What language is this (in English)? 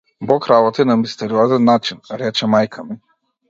Macedonian